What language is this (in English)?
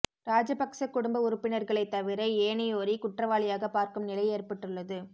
Tamil